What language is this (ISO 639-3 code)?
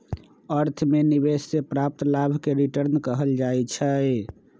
mag